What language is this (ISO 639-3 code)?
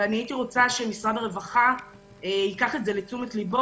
heb